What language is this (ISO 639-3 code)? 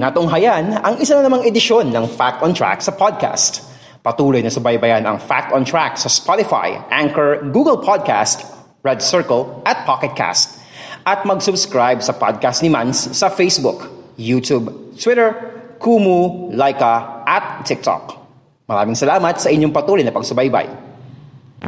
fil